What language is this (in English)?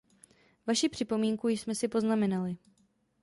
Czech